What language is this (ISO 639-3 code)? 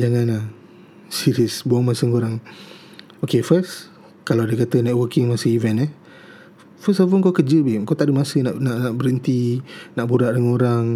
msa